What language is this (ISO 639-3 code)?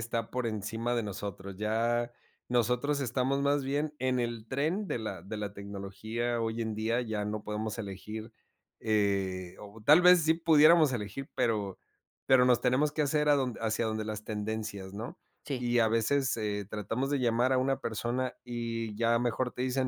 spa